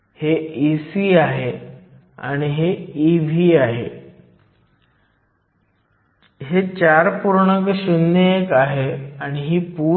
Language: Marathi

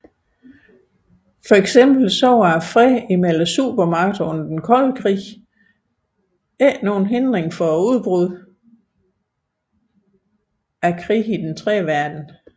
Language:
Danish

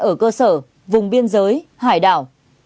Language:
Vietnamese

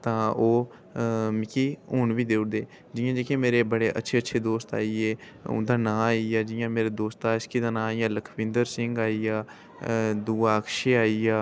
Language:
Dogri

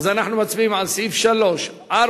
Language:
Hebrew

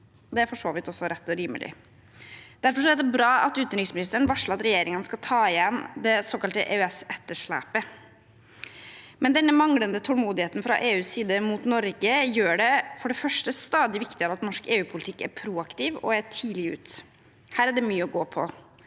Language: Norwegian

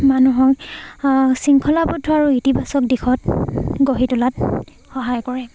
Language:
Assamese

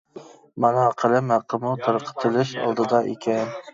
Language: Uyghur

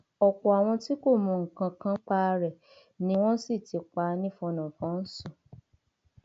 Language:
Yoruba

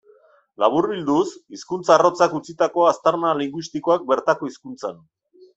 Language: Basque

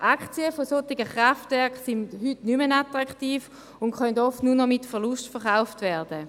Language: Swiss German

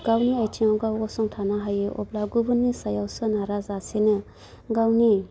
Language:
Bodo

